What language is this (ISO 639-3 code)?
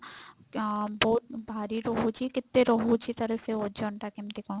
ori